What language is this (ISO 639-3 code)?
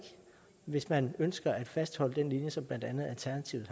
dan